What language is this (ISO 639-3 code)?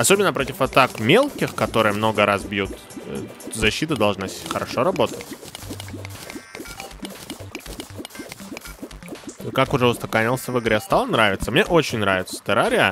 rus